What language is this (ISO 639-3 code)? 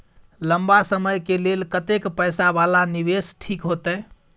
mai